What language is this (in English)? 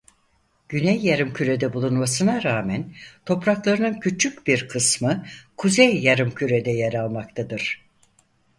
Turkish